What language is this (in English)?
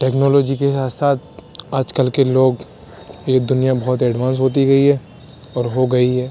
Urdu